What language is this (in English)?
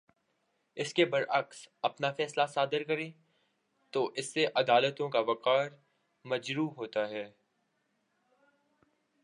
Urdu